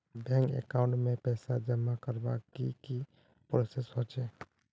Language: Magahi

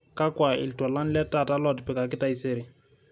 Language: Masai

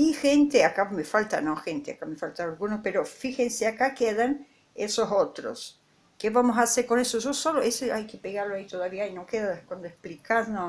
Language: Spanish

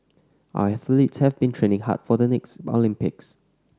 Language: English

